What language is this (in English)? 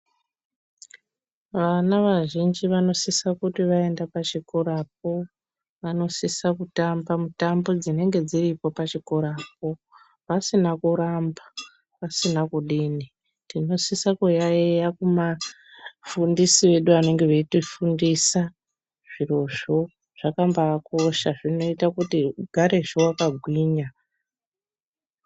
Ndau